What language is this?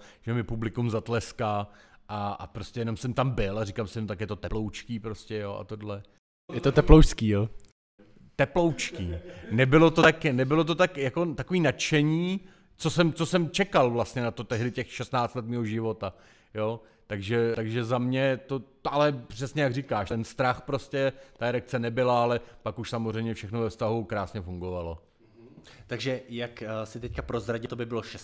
Czech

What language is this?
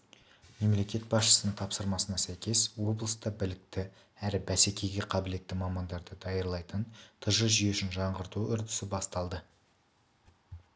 Kazakh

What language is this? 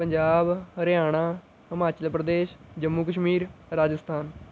Punjabi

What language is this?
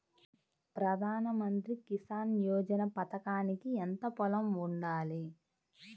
Telugu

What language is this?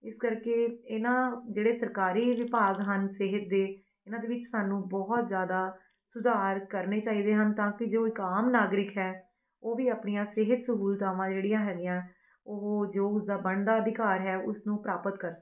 Punjabi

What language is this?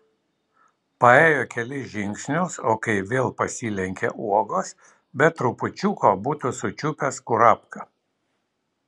Lithuanian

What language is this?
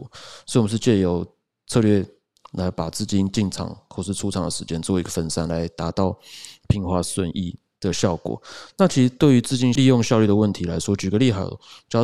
Chinese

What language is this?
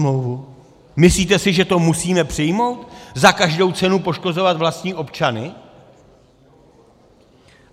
Czech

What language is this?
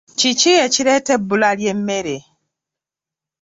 Ganda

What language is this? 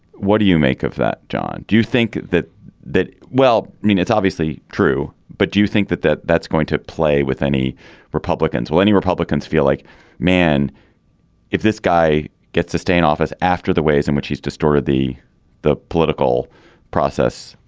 English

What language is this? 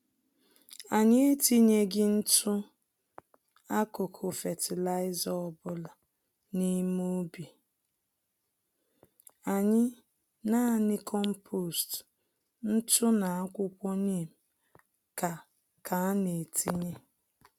Igbo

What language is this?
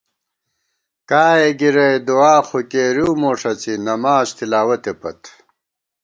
Gawar-Bati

